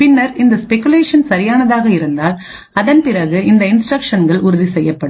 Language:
Tamil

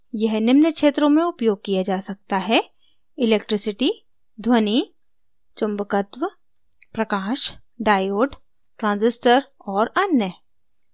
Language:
Hindi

